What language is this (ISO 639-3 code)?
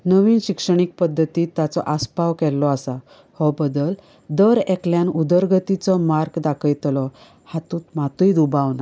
kok